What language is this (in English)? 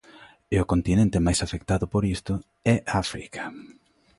Galician